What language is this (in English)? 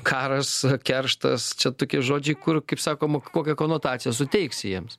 Lithuanian